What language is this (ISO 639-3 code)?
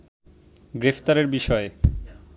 ben